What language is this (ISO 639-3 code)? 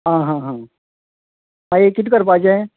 kok